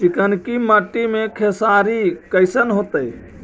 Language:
Magahi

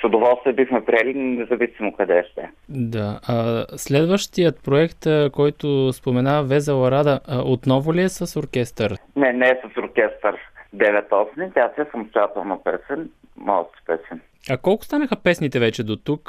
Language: Bulgarian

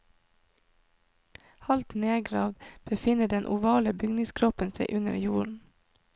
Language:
Norwegian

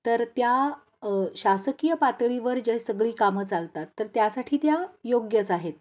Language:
Marathi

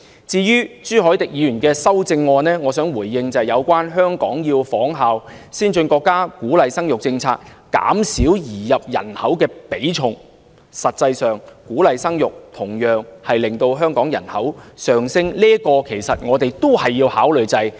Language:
Cantonese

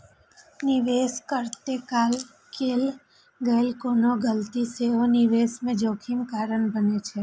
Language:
Maithili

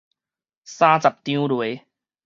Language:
Min Nan Chinese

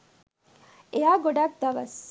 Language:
Sinhala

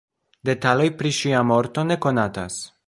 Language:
Esperanto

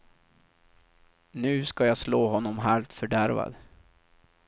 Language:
Swedish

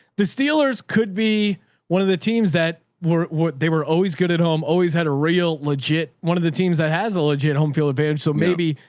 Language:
English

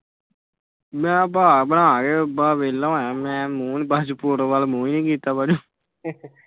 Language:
Punjabi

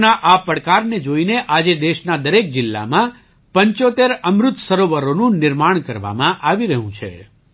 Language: Gujarati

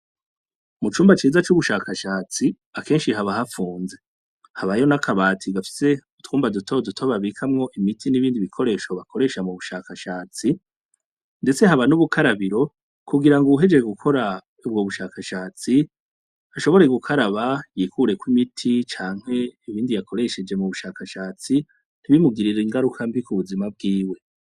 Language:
Rundi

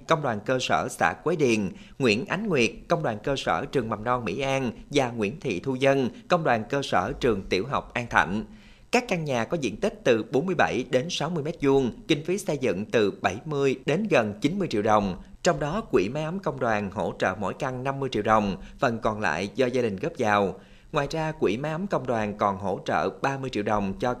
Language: Vietnamese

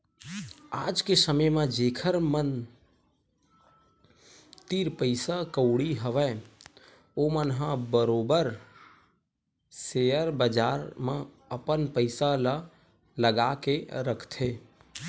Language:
Chhattisgarhi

